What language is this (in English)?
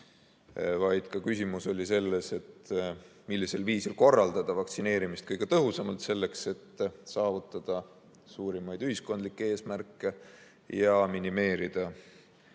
Estonian